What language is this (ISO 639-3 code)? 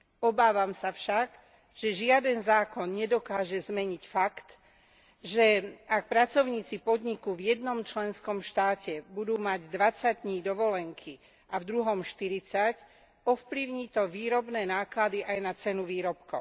slk